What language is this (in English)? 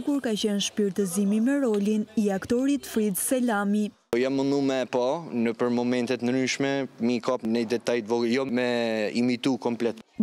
Romanian